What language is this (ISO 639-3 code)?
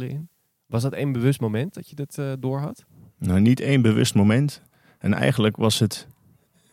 nld